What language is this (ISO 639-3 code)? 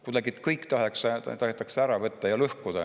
est